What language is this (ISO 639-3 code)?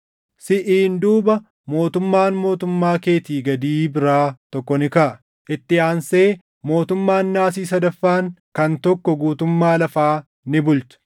orm